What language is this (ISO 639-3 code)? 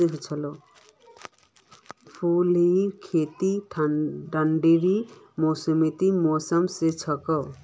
mag